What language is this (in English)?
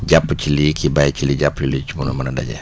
Wolof